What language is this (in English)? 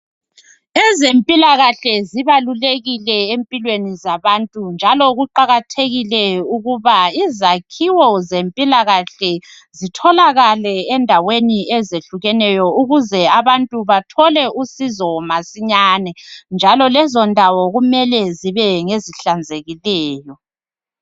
North Ndebele